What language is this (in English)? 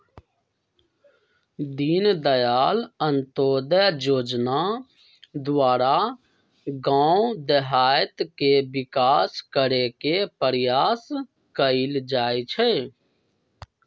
Magahi